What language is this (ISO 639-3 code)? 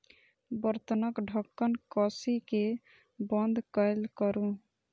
mai